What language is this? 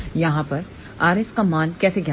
Hindi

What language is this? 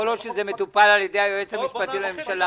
Hebrew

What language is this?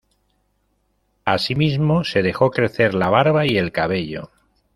Spanish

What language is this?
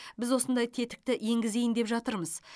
Kazakh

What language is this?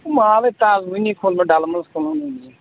Kashmiri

